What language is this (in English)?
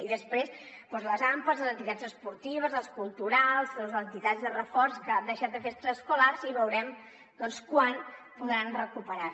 Catalan